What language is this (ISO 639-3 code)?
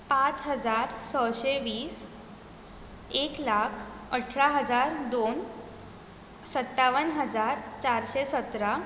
kok